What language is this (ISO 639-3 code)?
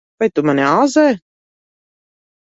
lav